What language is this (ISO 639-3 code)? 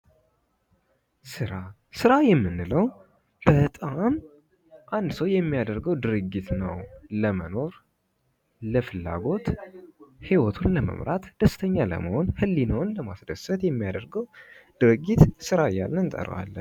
amh